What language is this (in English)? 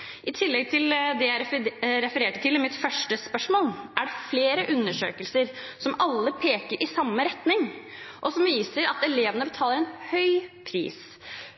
Norwegian Bokmål